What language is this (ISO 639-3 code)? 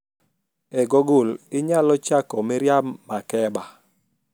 luo